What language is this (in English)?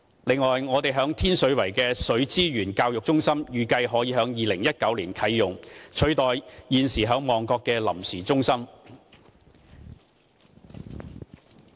Cantonese